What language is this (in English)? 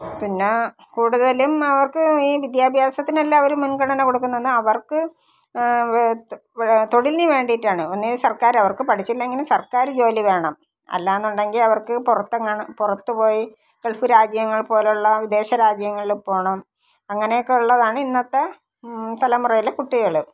Malayalam